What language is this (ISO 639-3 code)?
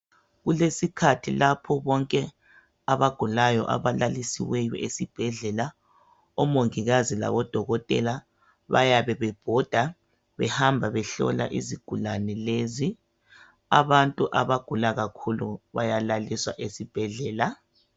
nde